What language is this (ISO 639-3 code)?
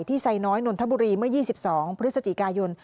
tha